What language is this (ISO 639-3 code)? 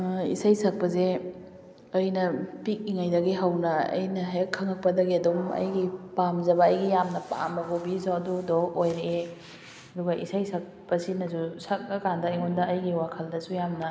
mni